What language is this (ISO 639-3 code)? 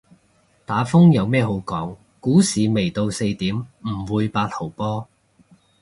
yue